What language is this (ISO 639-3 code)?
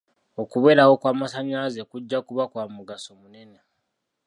lug